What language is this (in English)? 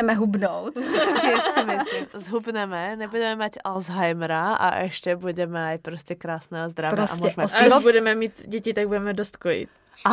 Czech